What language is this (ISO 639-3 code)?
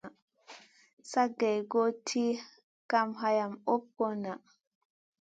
mcn